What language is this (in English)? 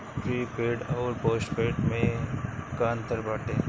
Bhojpuri